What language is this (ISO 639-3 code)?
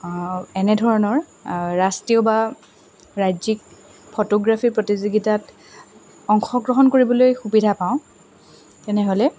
asm